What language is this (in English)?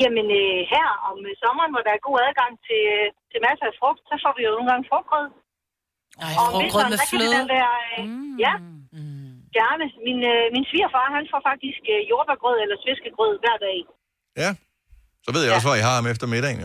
Danish